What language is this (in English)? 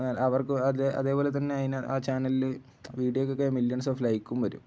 Malayalam